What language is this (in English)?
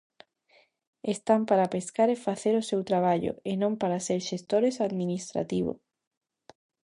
Galician